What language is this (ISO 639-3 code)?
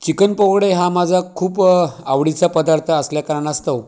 mar